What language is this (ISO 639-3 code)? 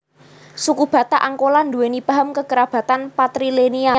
jav